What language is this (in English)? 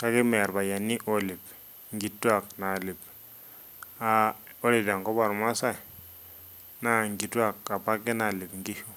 Masai